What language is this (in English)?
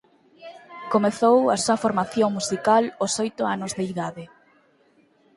Galician